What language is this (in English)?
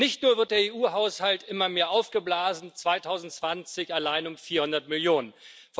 German